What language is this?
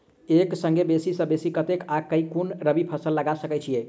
Maithili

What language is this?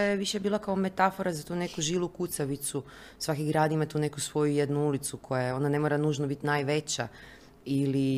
Croatian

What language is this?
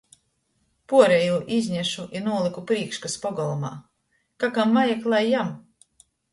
Latgalian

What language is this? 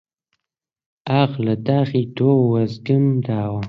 Central Kurdish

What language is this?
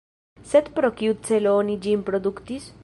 Esperanto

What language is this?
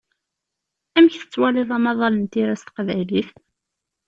Kabyle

